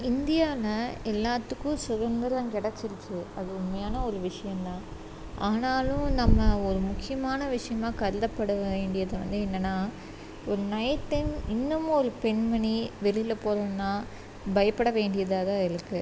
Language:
Tamil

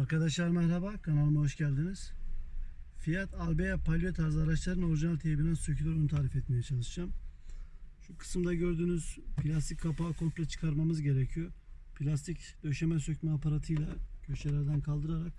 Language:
Turkish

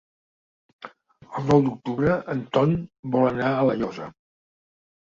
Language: Catalan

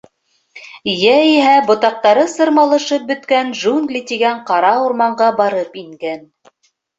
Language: Bashkir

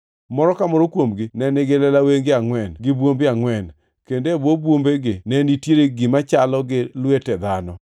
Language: Luo (Kenya and Tanzania)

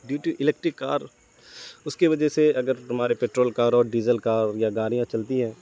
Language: Urdu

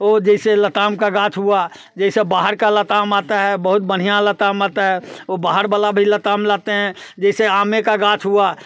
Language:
Hindi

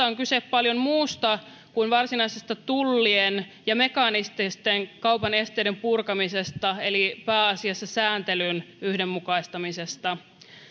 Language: Finnish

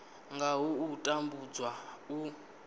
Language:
Venda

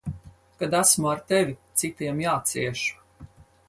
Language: Latvian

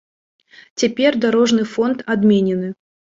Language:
Belarusian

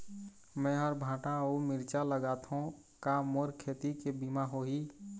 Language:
Chhattisgarhi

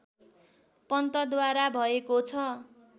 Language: Nepali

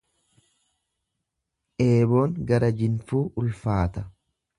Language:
Oromo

